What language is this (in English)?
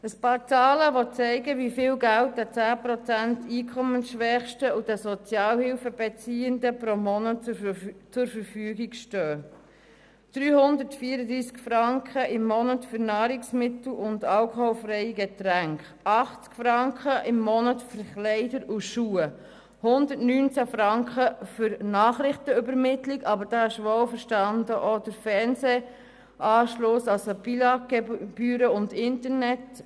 Swiss German